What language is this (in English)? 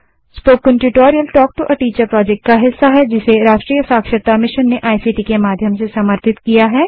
Hindi